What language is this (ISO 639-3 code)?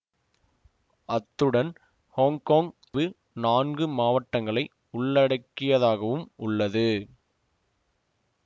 tam